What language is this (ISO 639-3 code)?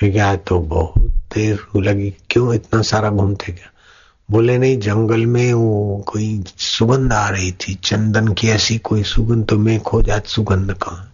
hin